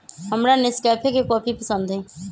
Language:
Magahi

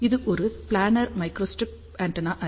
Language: Tamil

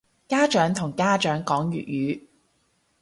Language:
Cantonese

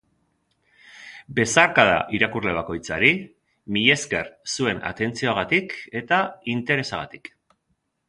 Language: Basque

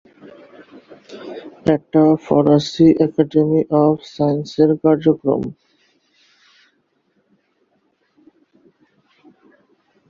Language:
Bangla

